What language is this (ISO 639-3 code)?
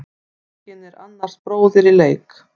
isl